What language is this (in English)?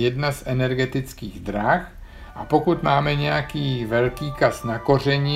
Czech